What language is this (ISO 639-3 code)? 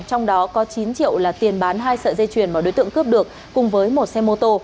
vie